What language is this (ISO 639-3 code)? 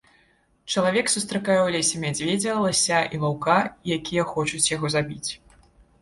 bel